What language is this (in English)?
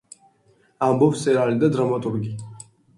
Georgian